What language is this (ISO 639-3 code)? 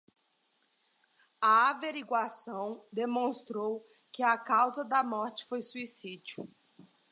por